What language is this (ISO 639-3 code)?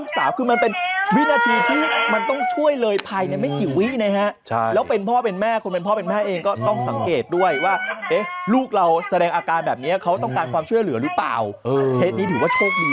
tha